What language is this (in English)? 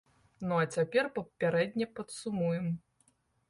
Belarusian